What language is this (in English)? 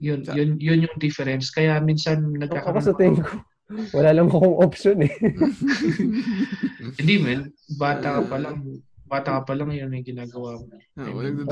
Filipino